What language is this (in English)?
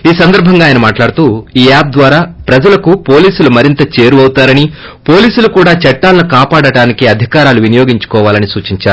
Telugu